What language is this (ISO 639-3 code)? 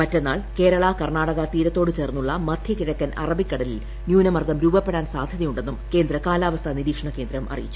mal